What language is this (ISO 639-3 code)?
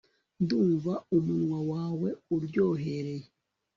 kin